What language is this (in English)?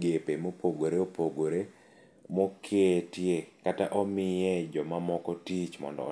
Luo (Kenya and Tanzania)